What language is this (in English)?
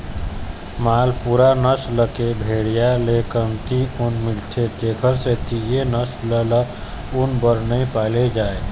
Chhattisgarhi